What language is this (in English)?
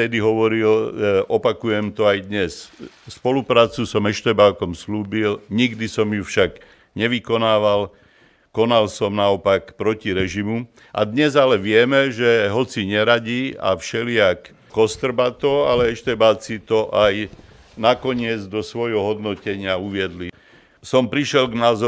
Slovak